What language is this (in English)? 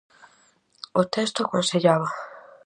Galician